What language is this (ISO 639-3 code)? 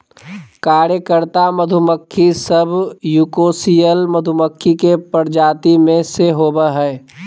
mag